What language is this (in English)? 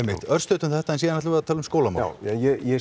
Icelandic